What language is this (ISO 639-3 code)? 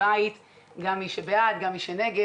heb